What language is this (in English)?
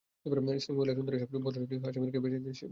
Bangla